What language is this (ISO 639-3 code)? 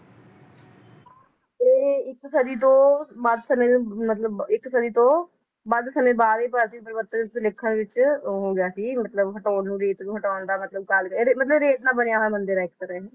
pan